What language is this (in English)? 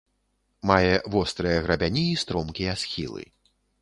Belarusian